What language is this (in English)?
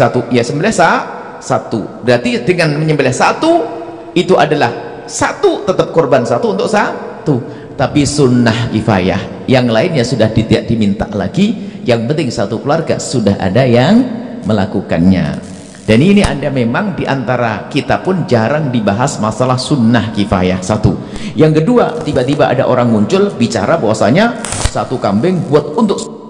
Indonesian